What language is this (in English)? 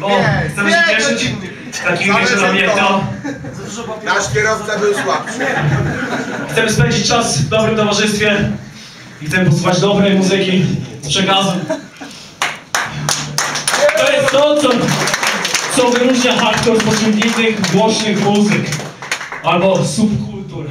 Polish